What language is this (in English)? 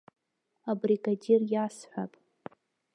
Abkhazian